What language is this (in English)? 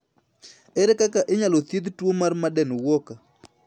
Luo (Kenya and Tanzania)